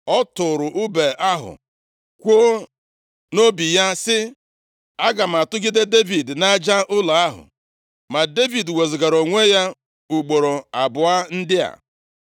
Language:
Igbo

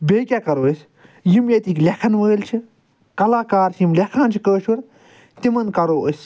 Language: Kashmiri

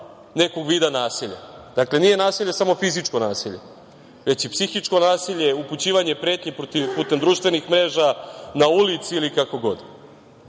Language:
Serbian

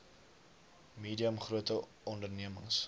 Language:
Afrikaans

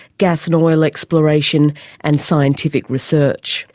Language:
English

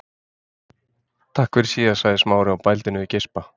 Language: Icelandic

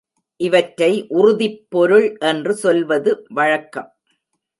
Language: Tamil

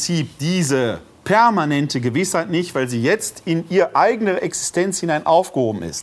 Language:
German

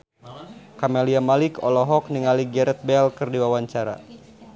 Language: Sundanese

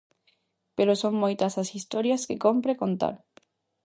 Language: Galician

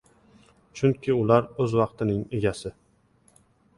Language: Uzbek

